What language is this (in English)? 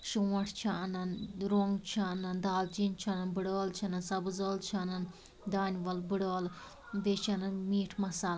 Kashmiri